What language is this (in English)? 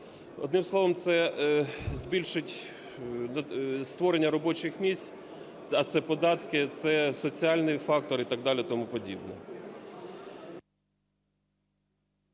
Ukrainian